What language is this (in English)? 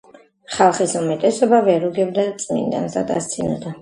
Georgian